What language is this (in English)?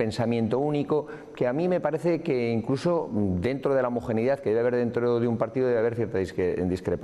Spanish